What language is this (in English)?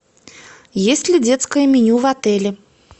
Russian